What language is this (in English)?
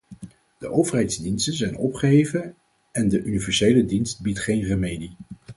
Dutch